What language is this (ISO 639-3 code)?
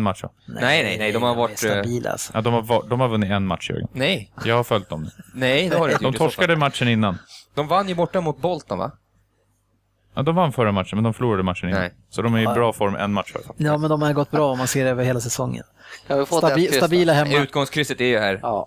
swe